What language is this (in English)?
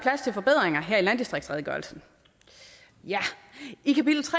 Danish